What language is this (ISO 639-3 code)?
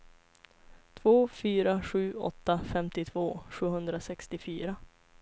swe